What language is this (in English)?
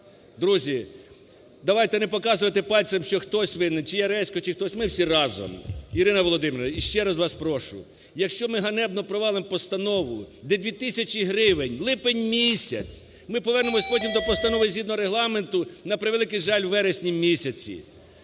Ukrainian